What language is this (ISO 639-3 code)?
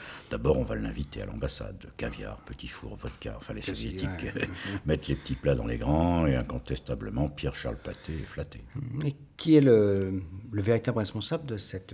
fra